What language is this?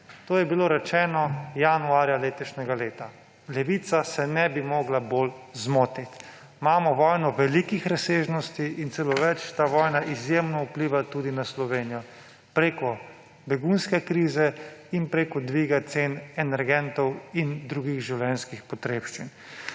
Slovenian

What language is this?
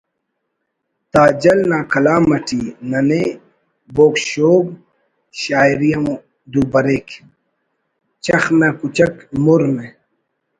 Brahui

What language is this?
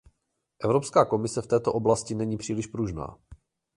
Czech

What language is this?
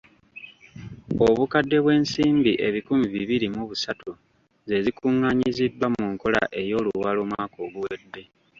Ganda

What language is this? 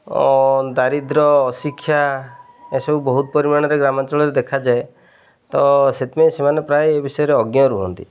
Odia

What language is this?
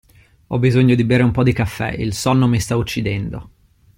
Italian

